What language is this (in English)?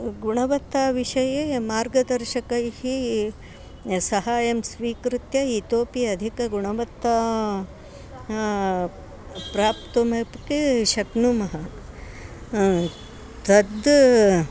Sanskrit